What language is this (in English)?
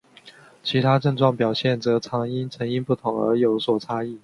Chinese